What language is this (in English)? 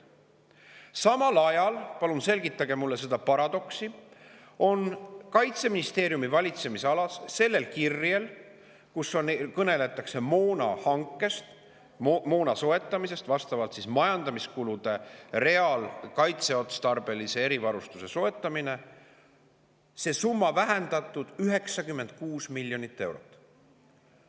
Estonian